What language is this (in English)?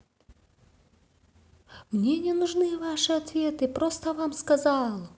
Russian